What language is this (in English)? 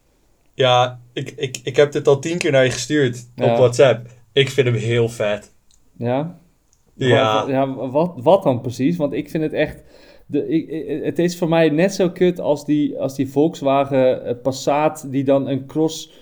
Dutch